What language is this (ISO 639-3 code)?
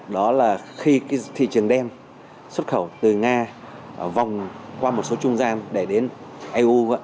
vie